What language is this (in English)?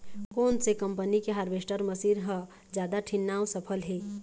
Chhattisgarhi